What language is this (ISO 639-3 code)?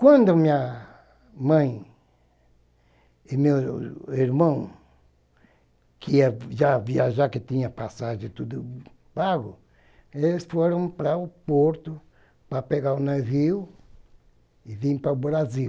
por